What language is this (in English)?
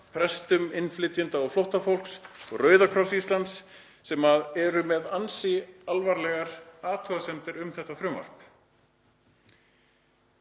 Icelandic